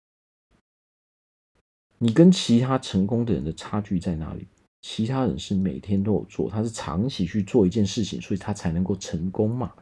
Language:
Chinese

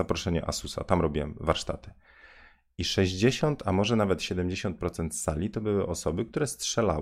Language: Polish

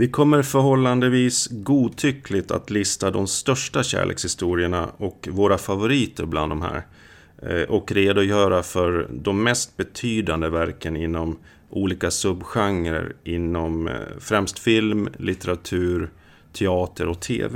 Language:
Swedish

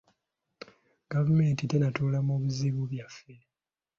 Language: Ganda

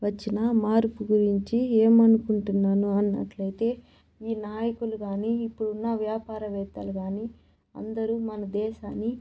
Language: Telugu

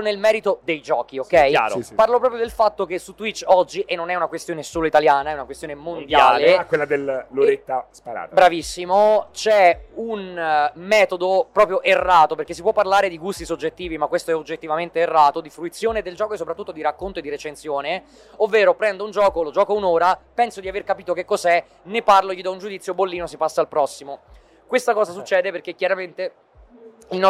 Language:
Italian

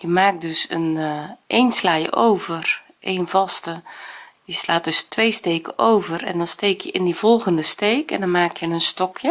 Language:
Dutch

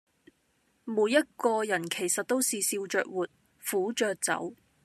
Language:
Cantonese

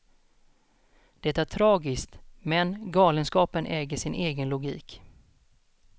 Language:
Swedish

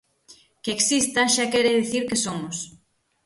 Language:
Galician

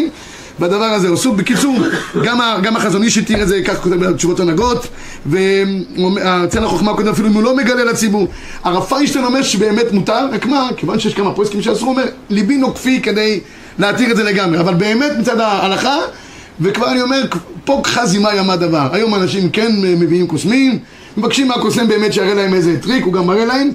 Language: Hebrew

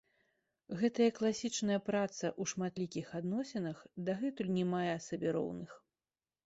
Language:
Belarusian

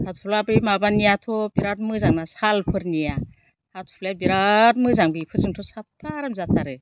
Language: Bodo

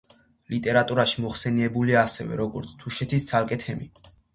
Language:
Georgian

